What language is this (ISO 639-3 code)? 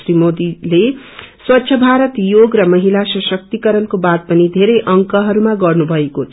nep